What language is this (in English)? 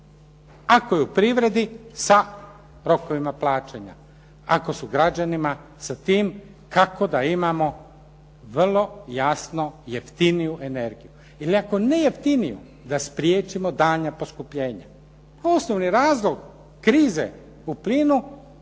Croatian